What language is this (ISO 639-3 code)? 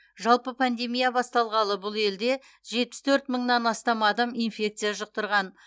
kaz